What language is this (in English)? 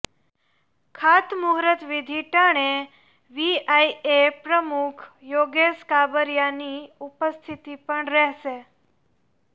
Gujarati